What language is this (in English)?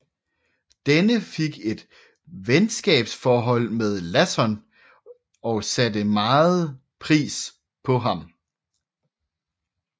Danish